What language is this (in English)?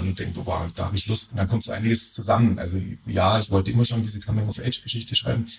German